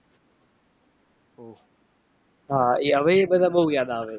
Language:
Gujarati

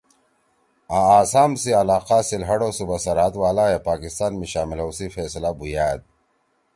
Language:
Torwali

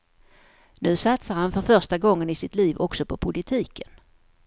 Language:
Swedish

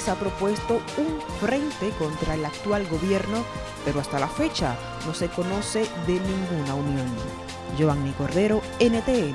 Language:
Spanish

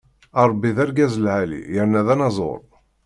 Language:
Kabyle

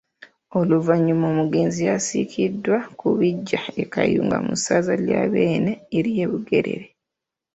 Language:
Ganda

